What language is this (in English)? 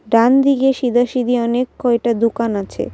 Bangla